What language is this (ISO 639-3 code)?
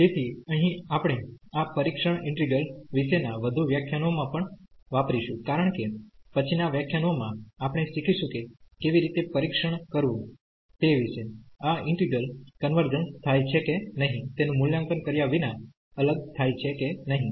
guj